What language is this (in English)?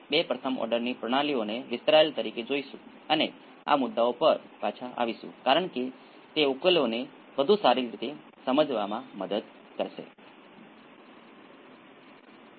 Gujarati